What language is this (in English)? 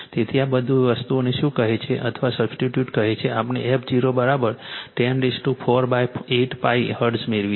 Gujarati